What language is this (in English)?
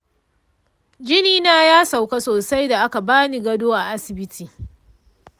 Hausa